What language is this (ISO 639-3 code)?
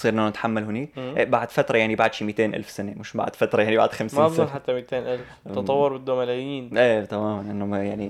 ara